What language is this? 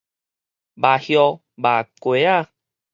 Min Nan Chinese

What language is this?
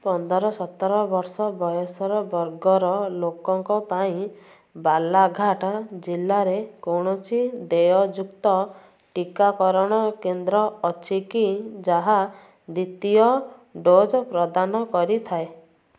Odia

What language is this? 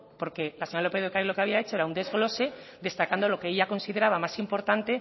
Spanish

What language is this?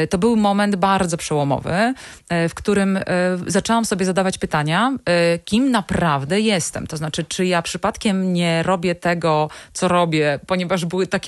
Polish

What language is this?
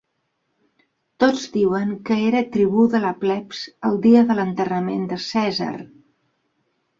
Catalan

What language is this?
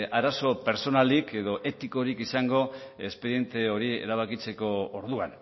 Basque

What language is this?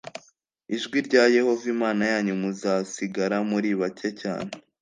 Kinyarwanda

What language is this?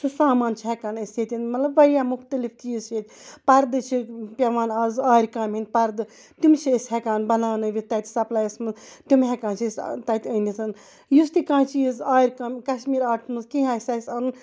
Kashmiri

